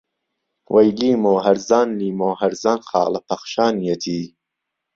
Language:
Central Kurdish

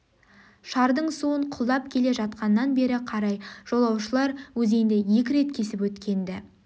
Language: Kazakh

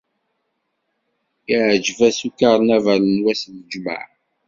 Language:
Kabyle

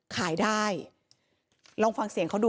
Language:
Thai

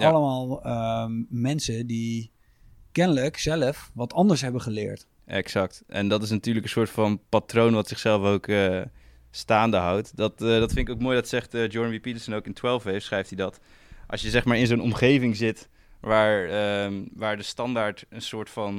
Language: Dutch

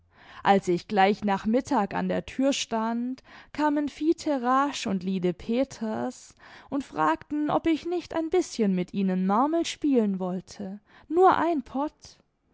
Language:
German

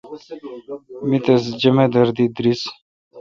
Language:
Kalkoti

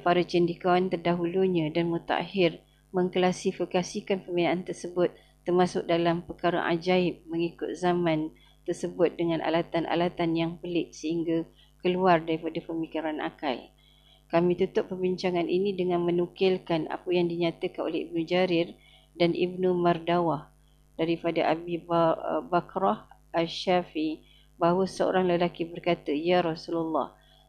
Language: Malay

